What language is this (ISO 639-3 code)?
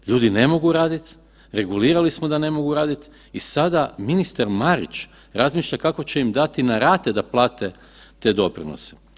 hrv